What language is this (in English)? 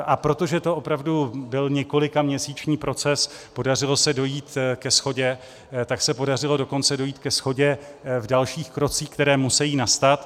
Czech